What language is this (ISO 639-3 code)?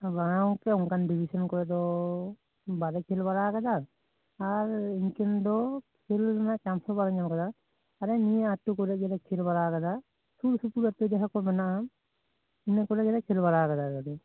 sat